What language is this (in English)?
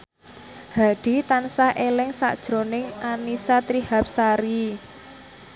Javanese